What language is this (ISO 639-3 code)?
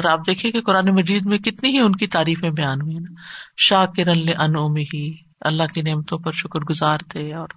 urd